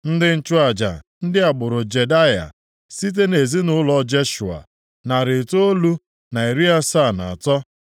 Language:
Igbo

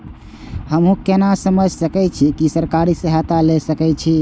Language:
Maithili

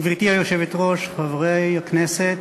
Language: Hebrew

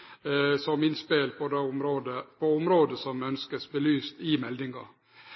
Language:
Norwegian Nynorsk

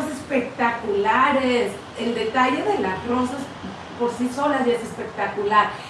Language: Spanish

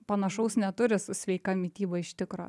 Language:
Lithuanian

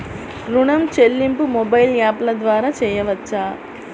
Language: Telugu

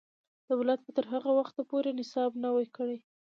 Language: Pashto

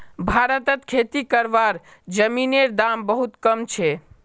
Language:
Magahi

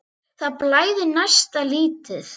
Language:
Icelandic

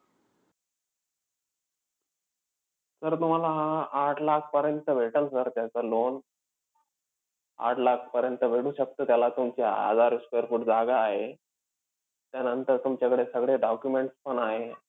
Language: Marathi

